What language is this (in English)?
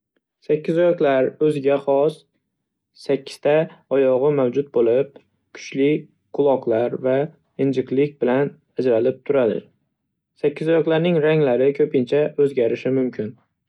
Uzbek